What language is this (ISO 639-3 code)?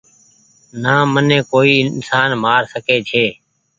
gig